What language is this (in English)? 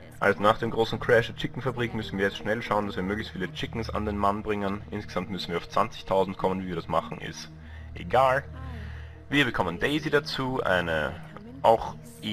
German